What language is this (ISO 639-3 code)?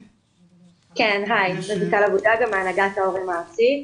heb